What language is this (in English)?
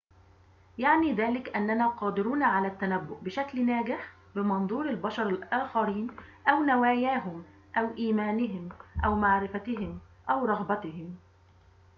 Arabic